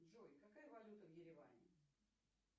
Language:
Russian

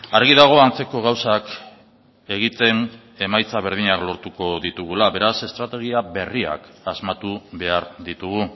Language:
Basque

